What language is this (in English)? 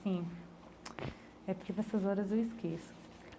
Portuguese